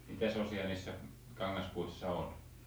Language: Finnish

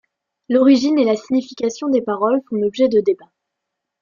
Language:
French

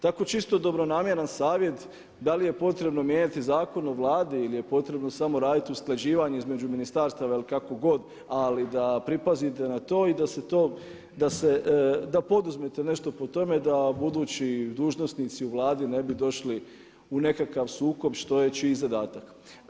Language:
Croatian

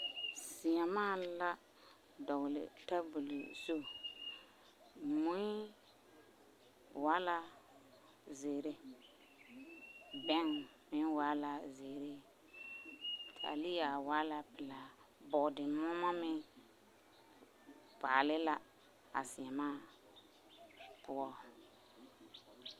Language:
Southern Dagaare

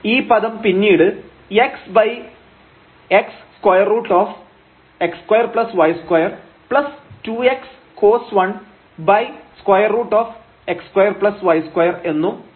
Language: Malayalam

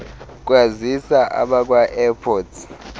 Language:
Xhosa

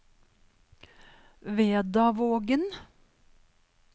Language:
Norwegian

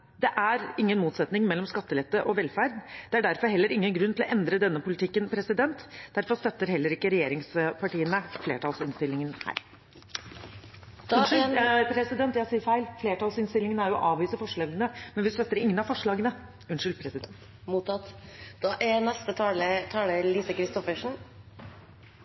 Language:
Norwegian Bokmål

